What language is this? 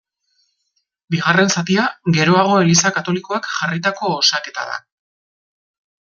Basque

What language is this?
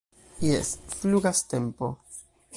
Esperanto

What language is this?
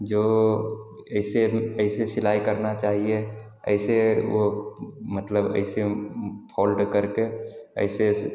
Hindi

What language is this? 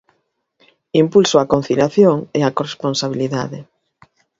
Galician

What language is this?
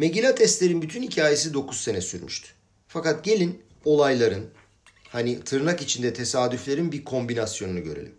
Turkish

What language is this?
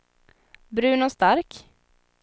Swedish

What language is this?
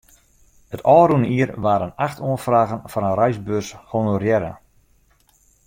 Western Frisian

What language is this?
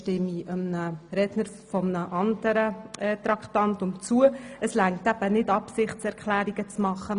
Swiss German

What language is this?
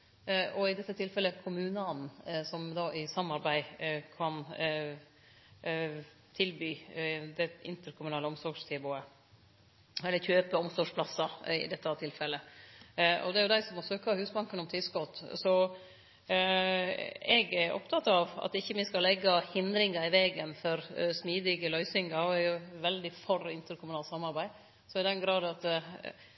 Norwegian Nynorsk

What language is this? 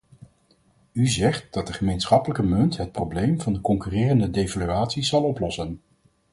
Dutch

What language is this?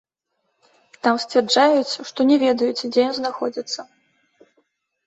Belarusian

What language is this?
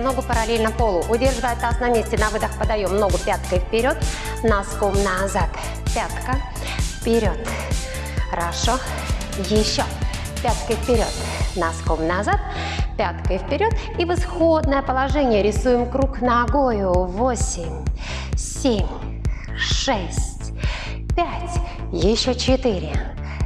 Russian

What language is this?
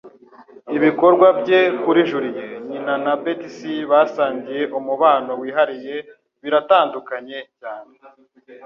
Kinyarwanda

